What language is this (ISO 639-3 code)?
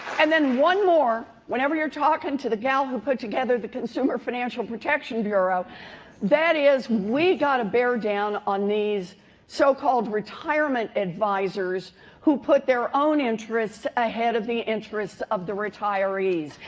eng